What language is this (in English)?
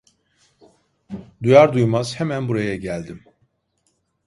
Turkish